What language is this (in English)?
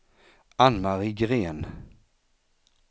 Swedish